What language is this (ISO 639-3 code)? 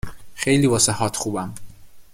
fas